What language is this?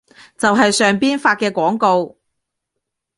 Cantonese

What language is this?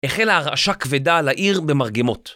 Hebrew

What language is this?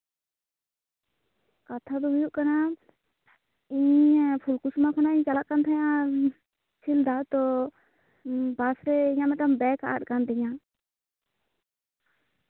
Santali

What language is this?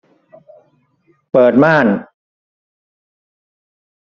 Thai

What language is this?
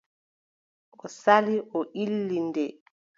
Adamawa Fulfulde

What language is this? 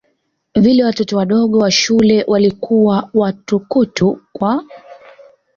Swahili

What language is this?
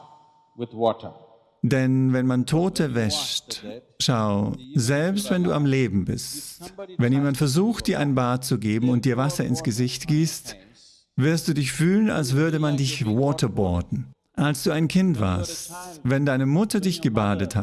German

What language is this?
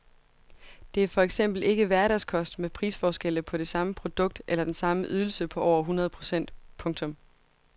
Danish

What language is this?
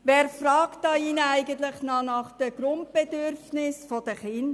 Swiss German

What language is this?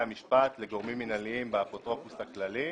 Hebrew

